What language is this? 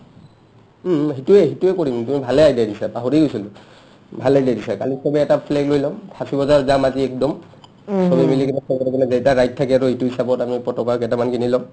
Assamese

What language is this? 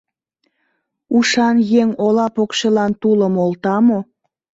Mari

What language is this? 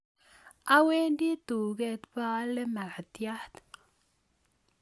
Kalenjin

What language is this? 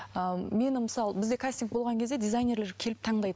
Kazakh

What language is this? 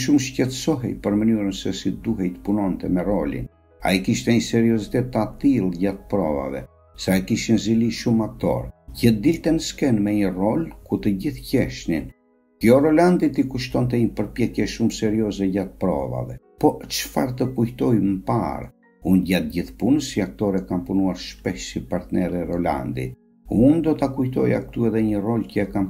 Romanian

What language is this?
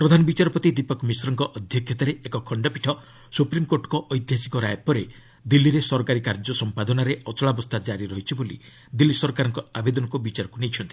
Odia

